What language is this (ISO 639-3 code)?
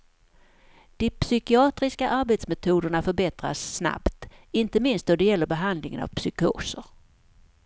swe